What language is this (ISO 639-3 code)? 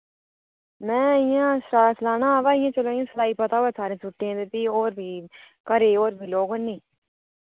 doi